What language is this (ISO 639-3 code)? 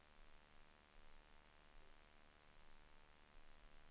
swe